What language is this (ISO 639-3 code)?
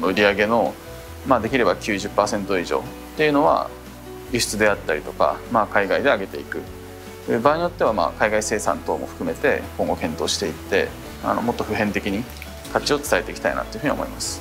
jpn